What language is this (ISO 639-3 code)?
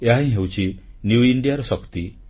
ori